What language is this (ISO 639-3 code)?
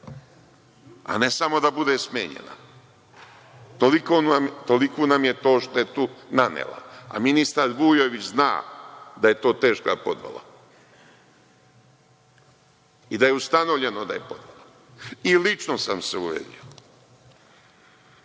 srp